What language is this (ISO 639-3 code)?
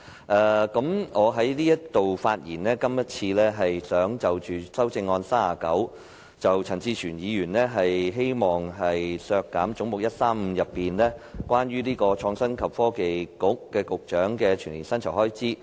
yue